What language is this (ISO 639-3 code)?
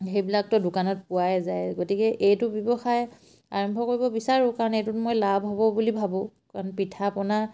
asm